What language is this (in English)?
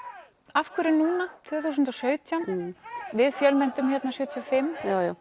Icelandic